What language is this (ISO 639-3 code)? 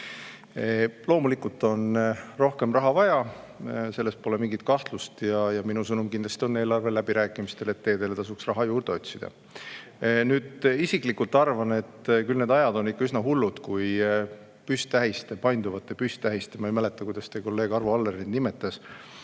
est